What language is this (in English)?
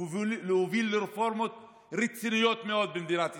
Hebrew